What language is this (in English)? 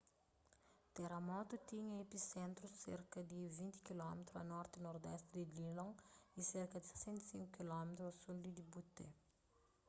Kabuverdianu